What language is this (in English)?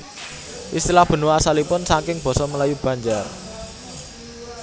Javanese